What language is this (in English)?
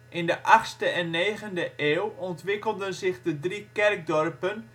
Dutch